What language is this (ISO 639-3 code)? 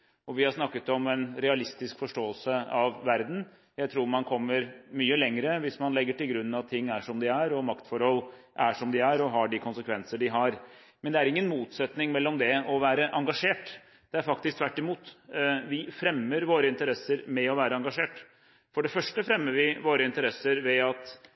nob